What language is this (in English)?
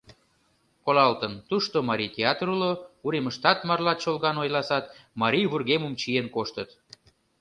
Mari